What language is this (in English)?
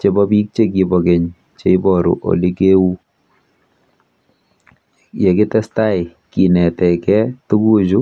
Kalenjin